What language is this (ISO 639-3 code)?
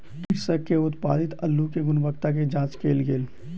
mai